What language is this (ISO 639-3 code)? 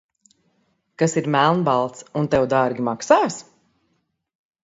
lav